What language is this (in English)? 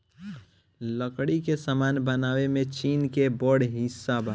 Bhojpuri